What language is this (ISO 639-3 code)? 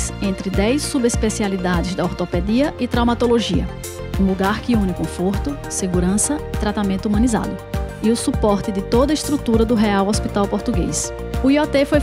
por